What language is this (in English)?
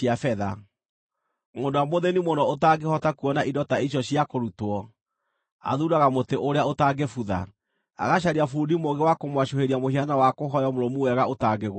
Kikuyu